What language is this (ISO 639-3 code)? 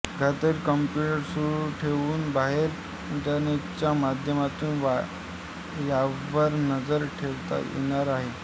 mar